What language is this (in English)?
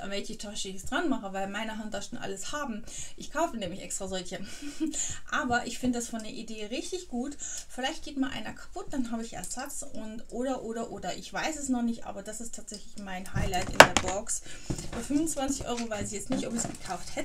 German